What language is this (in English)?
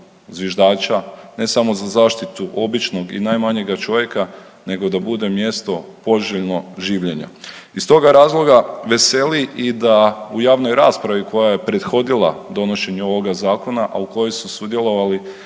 Croatian